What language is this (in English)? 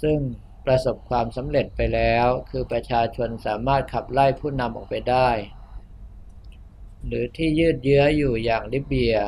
Thai